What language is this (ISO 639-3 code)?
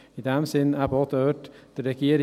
gsw